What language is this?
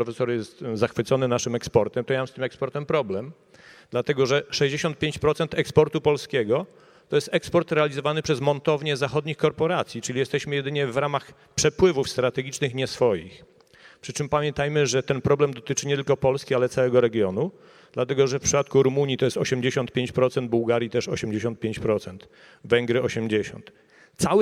Polish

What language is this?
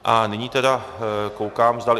Czech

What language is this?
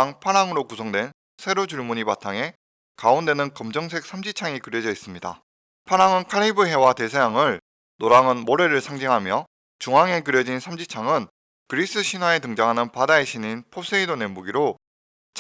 Korean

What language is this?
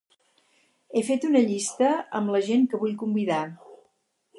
Catalan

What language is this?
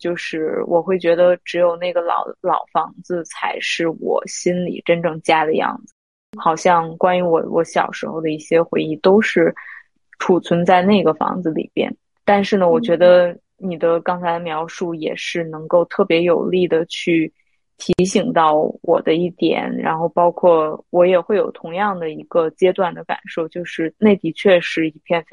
Chinese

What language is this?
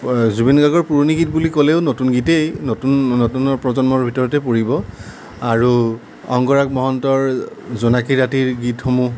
Assamese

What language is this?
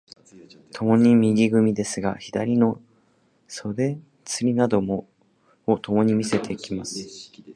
Japanese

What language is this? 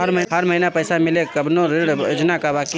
Bhojpuri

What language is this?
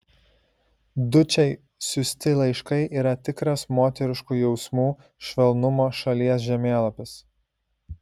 Lithuanian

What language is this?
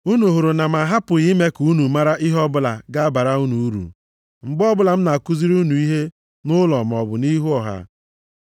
Igbo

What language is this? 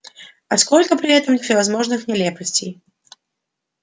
Russian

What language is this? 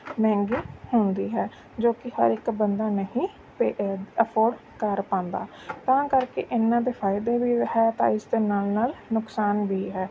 Punjabi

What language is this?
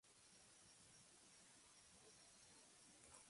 Spanish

